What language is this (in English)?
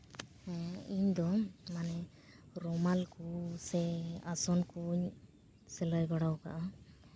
Santali